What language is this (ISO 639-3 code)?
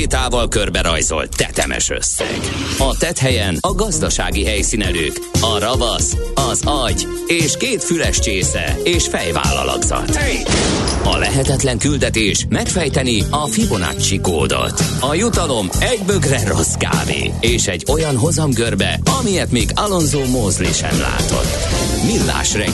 hun